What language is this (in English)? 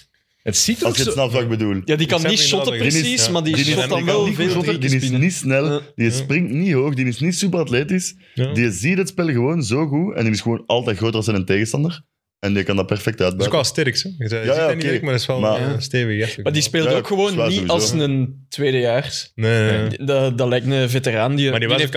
Dutch